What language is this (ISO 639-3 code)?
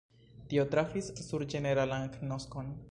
epo